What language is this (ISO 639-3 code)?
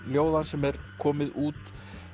isl